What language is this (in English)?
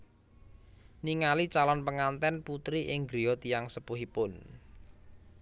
Javanese